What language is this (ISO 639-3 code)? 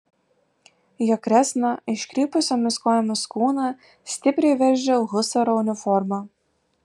lit